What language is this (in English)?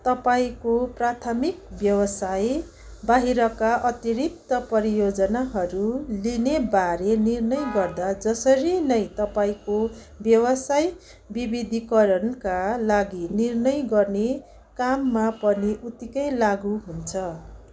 Nepali